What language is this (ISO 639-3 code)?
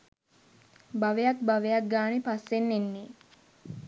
sin